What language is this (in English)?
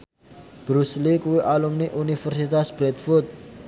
Javanese